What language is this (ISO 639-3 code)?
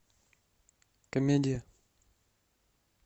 rus